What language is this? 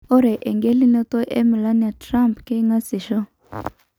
Masai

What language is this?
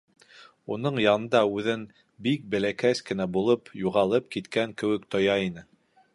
Bashkir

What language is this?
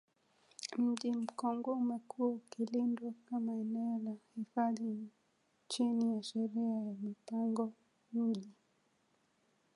Swahili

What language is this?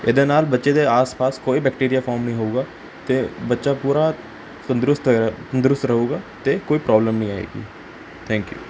Punjabi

